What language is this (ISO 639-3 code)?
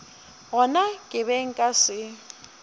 nso